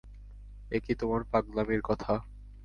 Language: Bangla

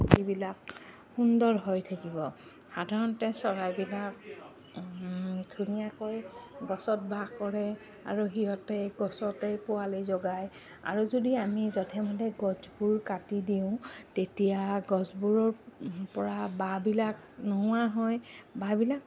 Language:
Assamese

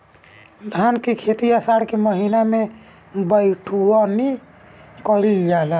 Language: Bhojpuri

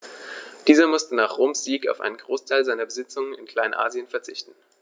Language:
German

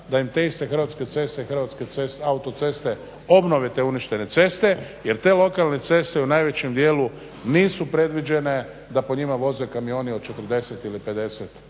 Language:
Croatian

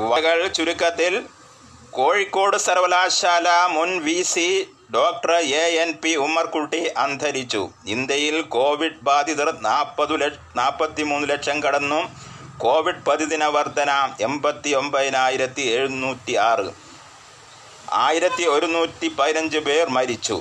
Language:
Malayalam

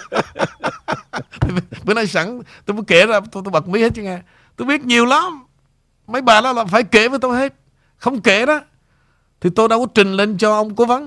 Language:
Vietnamese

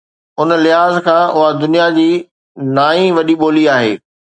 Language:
Sindhi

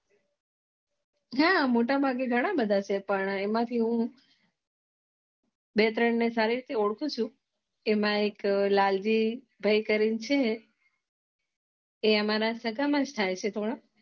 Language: Gujarati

